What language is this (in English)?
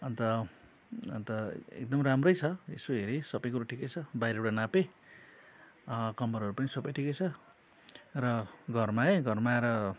Nepali